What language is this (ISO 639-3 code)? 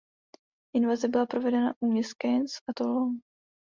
ces